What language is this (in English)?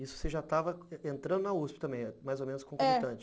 Portuguese